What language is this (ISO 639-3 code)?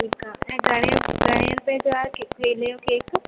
snd